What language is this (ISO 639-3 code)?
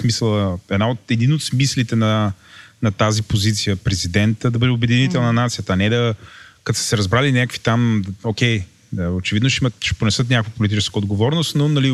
bul